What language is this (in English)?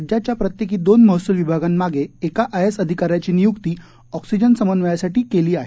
Marathi